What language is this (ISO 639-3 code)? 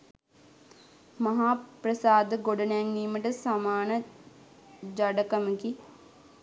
sin